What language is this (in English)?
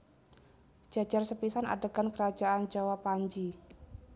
Javanese